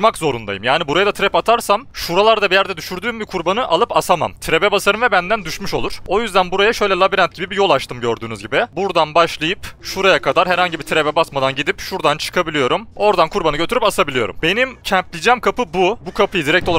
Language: Turkish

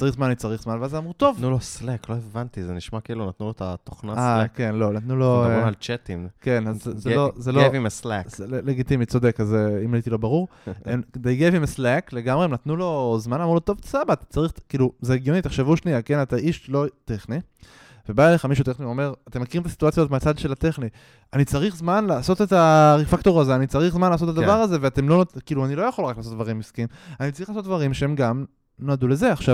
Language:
Hebrew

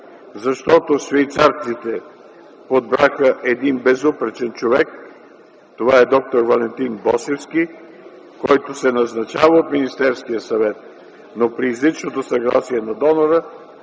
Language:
Bulgarian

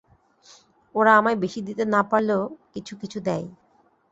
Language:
Bangla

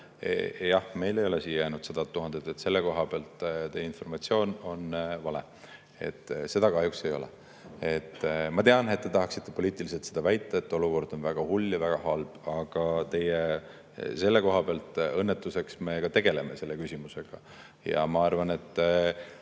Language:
Estonian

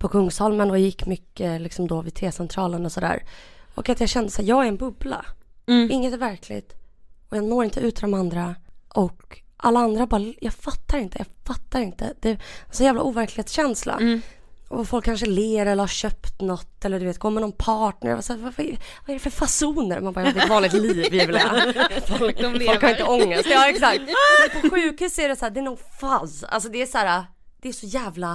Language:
Swedish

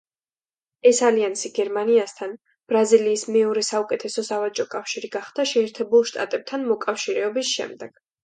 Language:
Georgian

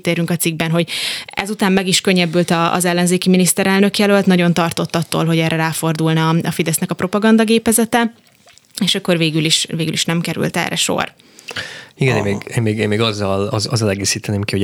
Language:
Hungarian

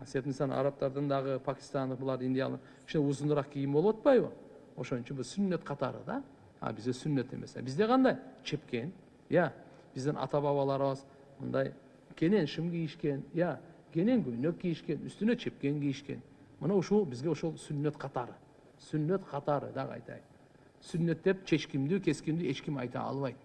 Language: Turkish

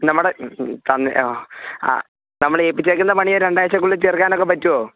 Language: Malayalam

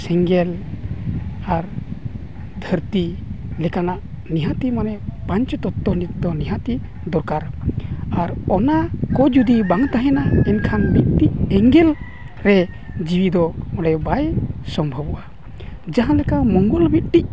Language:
Santali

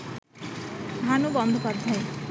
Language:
Bangla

